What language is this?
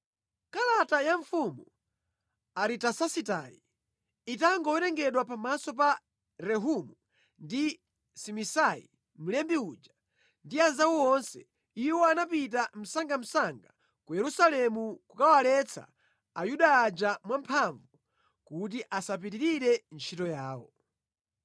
Nyanja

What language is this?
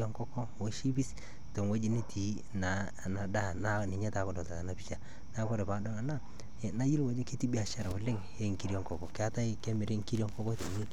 Masai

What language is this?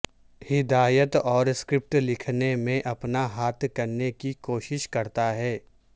Urdu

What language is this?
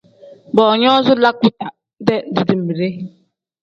Tem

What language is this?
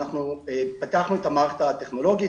Hebrew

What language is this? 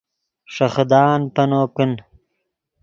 Yidgha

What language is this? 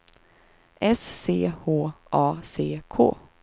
Swedish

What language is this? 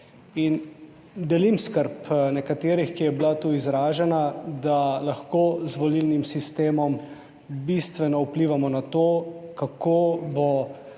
Slovenian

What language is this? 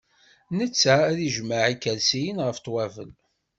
Kabyle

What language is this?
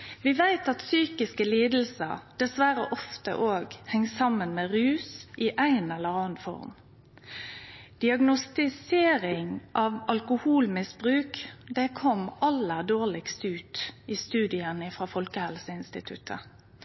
Norwegian Nynorsk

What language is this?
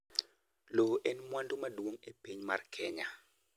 Luo (Kenya and Tanzania)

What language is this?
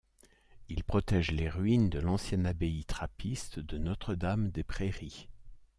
French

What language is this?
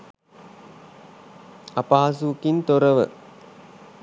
Sinhala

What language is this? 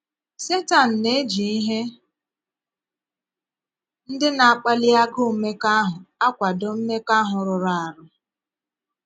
Igbo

